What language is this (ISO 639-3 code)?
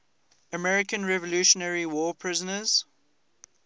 eng